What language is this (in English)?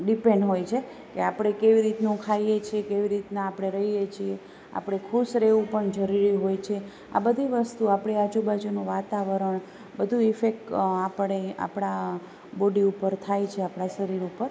Gujarati